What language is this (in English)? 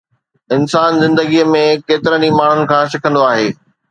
Sindhi